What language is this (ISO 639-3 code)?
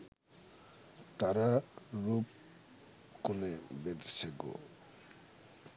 ben